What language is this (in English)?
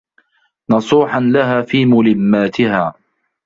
Arabic